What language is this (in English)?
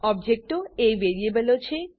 Gujarati